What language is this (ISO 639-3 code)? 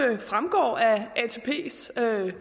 dan